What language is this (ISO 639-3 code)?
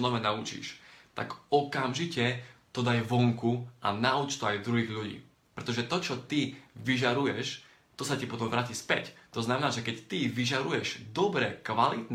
slk